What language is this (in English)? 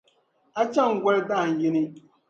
Dagbani